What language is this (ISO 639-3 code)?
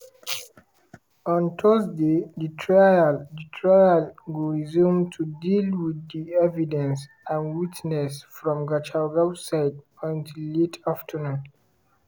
pcm